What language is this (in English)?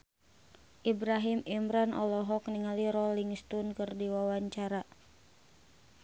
Sundanese